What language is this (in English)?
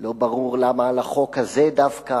Hebrew